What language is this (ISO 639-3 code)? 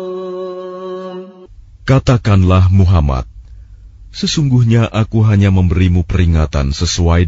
ind